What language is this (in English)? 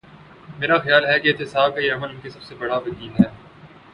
Urdu